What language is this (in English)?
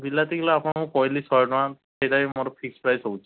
Odia